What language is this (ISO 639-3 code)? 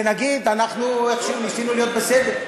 heb